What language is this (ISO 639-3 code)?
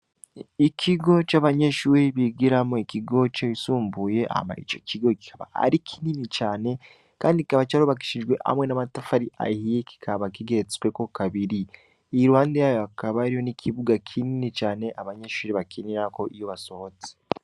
run